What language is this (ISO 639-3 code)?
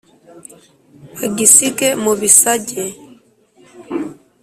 kin